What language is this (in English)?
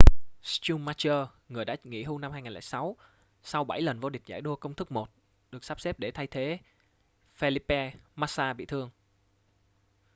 Vietnamese